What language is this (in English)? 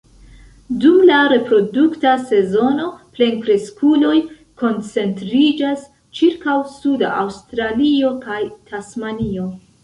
Esperanto